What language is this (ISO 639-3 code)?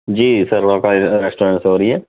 urd